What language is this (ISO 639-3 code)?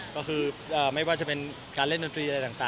tha